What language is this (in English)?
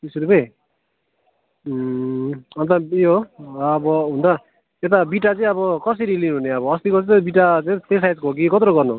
Nepali